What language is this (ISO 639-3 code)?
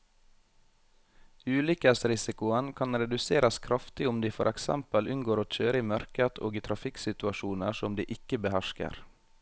nor